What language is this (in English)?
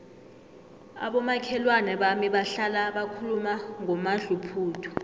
South Ndebele